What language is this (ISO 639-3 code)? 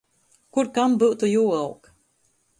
ltg